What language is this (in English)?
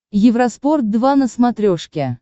Russian